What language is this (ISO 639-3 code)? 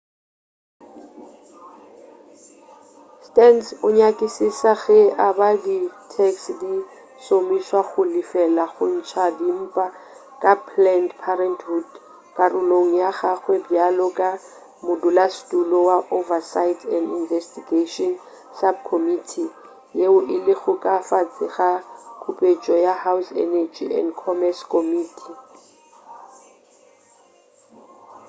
nso